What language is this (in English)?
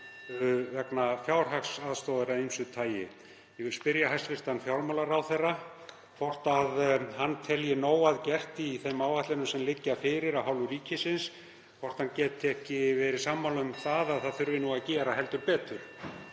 Icelandic